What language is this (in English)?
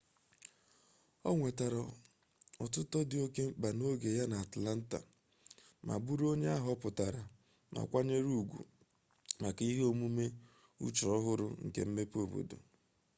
Igbo